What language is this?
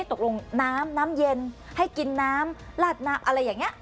Thai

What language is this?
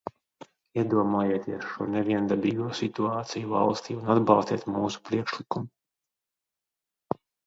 Latvian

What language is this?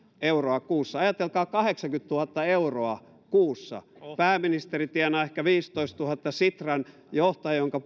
Finnish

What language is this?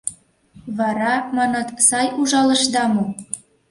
Mari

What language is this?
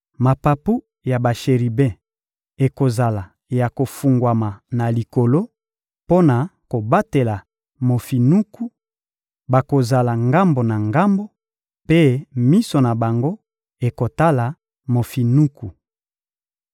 Lingala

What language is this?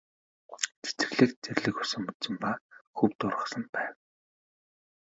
Mongolian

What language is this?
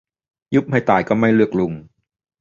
Thai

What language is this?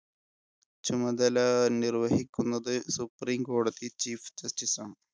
Malayalam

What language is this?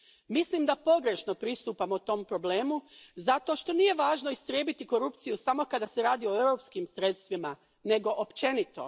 Croatian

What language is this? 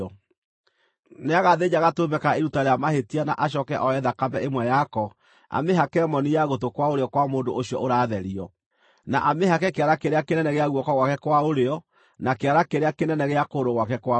Kikuyu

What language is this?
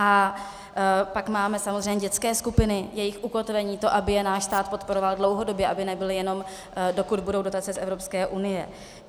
Czech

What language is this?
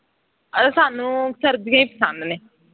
Punjabi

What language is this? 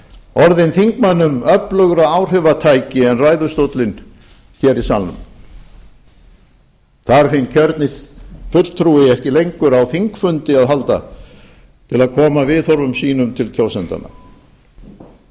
Icelandic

